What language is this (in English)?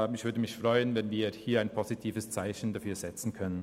Swiss German